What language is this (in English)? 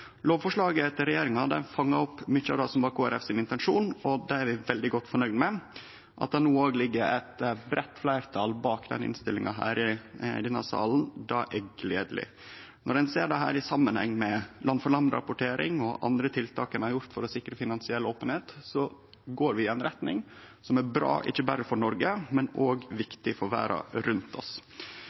Norwegian Nynorsk